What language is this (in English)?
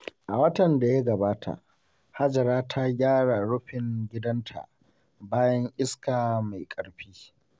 Hausa